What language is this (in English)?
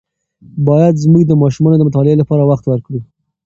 Pashto